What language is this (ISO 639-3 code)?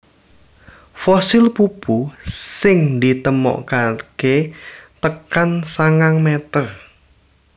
jav